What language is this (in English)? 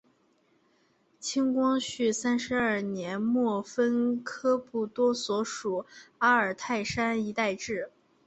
Chinese